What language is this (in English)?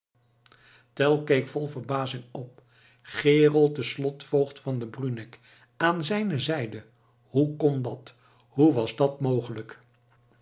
Dutch